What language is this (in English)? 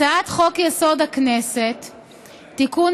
Hebrew